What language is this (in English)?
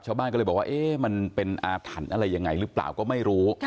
Thai